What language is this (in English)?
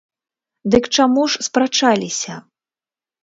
Belarusian